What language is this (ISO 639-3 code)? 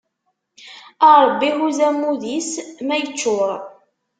kab